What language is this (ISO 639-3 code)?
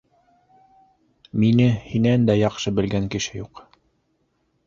bak